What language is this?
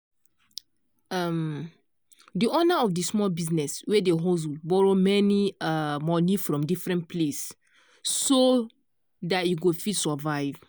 Nigerian Pidgin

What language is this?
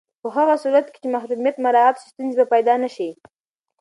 Pashto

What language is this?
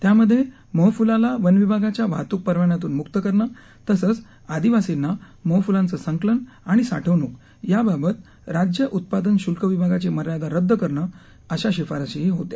Marathi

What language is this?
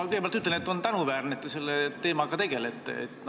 Estonian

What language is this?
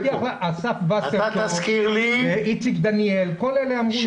Hebrew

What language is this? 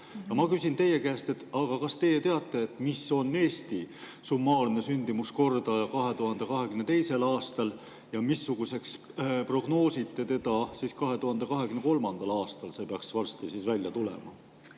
Estonian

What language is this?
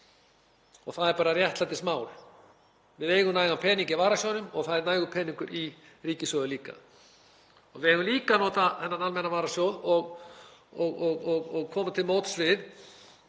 Icelandic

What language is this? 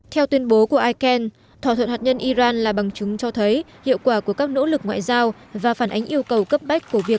Vietnamese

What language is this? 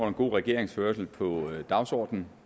Danish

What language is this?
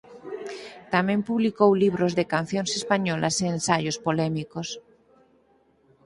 Galician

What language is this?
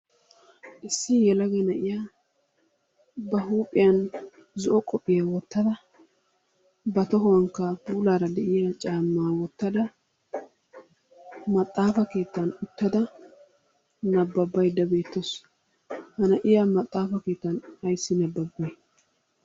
Wolaytta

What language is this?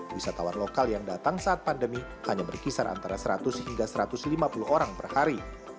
Indonesian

